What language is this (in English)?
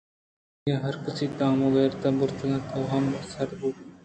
Eastern Balochi